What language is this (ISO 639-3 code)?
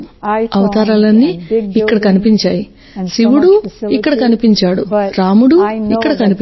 tel